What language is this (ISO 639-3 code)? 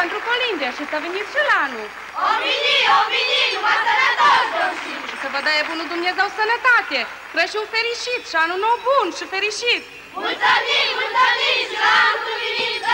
ron